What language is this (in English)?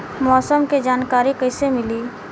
Bhojpuri